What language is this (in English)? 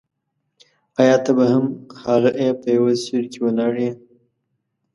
Pashto